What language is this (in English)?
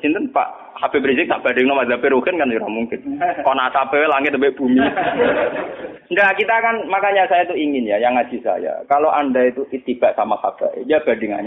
Malay